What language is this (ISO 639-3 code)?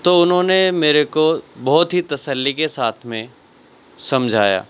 urd